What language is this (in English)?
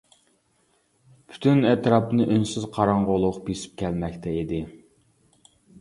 Uyghur